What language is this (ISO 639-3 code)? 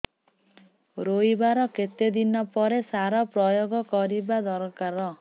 ori